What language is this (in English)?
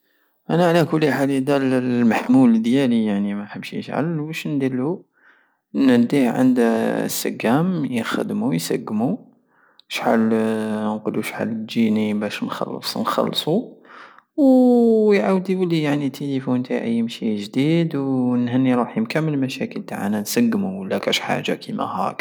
Algerian Saharan Arabic